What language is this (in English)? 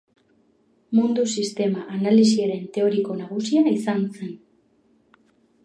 Basque